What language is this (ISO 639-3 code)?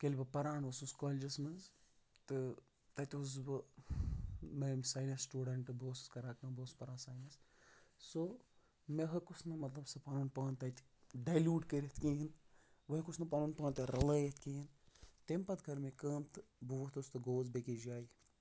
kas